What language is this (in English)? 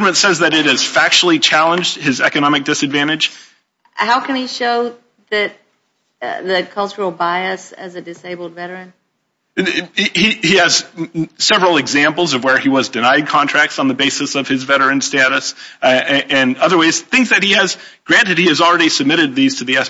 English